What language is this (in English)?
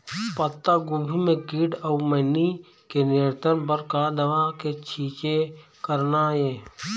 Chhattisgarhi